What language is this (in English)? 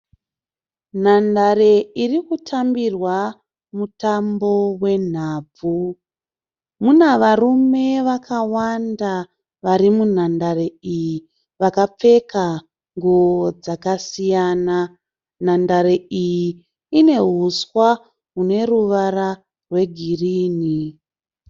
Shona